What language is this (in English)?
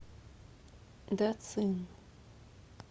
Russian